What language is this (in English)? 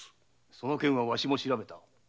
Japanese